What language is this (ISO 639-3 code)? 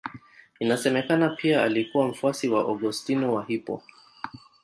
swa